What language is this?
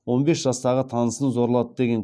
Kazakh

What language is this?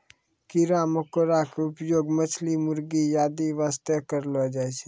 Maithili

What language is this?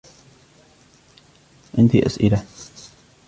Arabic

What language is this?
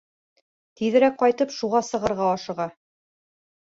Bashkir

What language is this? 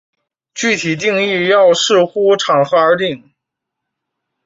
Chinese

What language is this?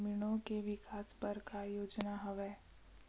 Chhattisgarhi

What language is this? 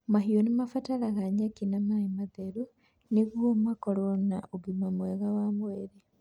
Kikuyu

